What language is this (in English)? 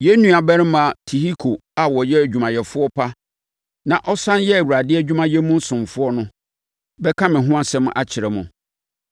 Akan